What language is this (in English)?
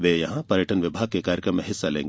Hindi